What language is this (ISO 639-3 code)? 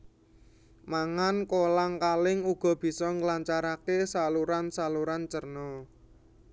jav